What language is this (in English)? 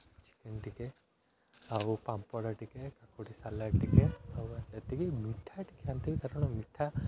Odia